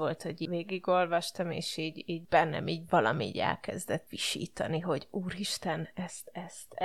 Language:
Hungarian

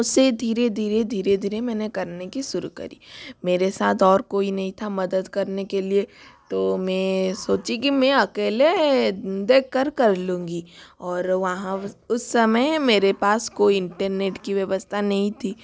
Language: Hindi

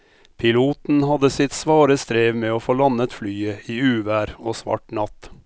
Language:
Norwegian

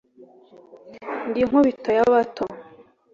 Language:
Kinyarwanda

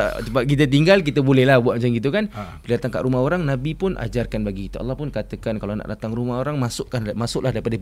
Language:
Malay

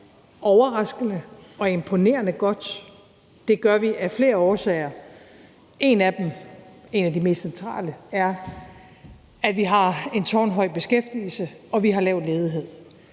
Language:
Danish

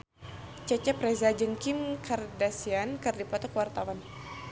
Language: Sundanese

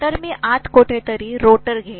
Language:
Marathi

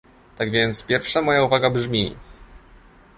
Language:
Polish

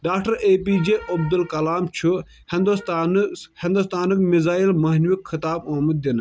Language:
Kashmiri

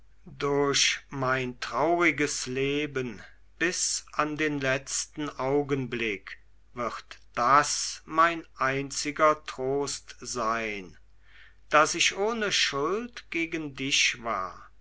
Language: German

